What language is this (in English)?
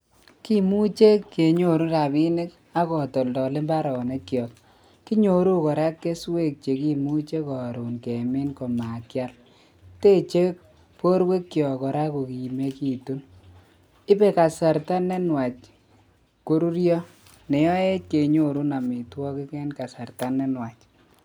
Kalenjin